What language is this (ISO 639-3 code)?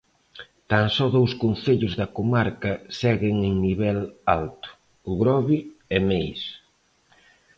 glg